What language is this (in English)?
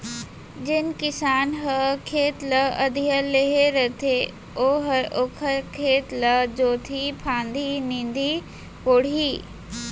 Chhattisgarhi